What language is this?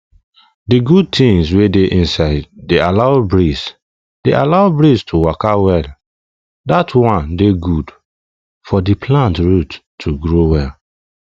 Nigerian Pidgin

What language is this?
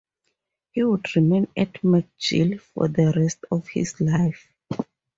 English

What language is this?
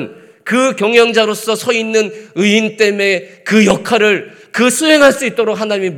Korean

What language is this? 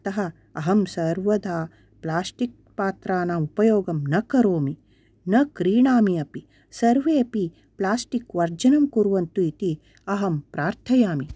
Sanskrit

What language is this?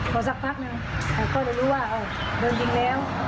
Thai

